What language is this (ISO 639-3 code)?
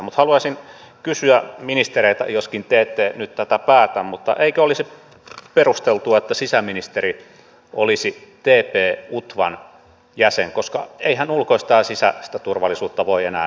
fin